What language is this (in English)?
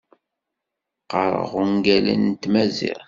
Kabyle